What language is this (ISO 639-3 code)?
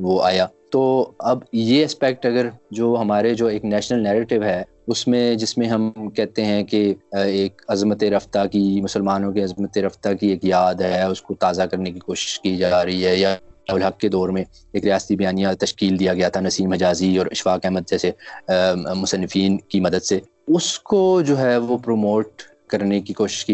urd